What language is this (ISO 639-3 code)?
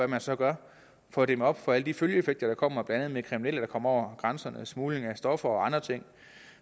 dan